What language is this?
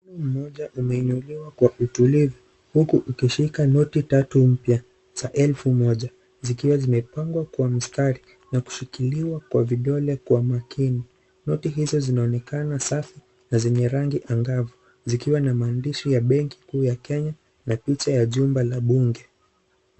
Swahili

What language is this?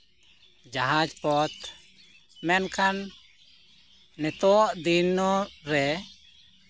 Santali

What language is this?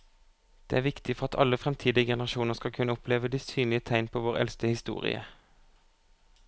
Norwegian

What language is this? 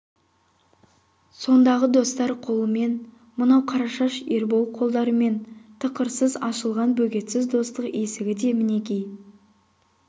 Kazakh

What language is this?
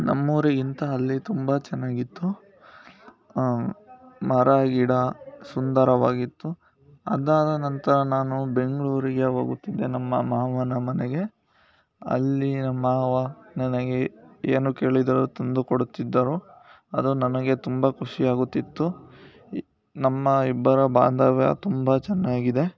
Kannada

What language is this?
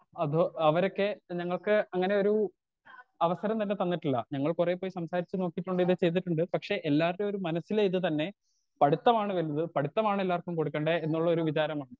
Malayalam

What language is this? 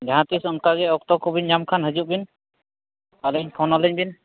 Santali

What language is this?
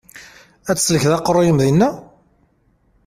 Kabyle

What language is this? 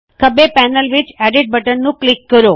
Punjabi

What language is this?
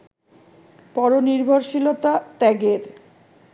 Bangla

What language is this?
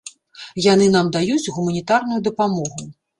Belarusian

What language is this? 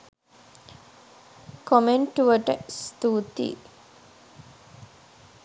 Sinhala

